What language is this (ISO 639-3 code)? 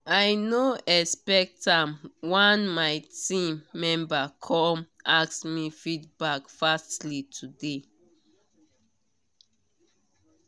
pcm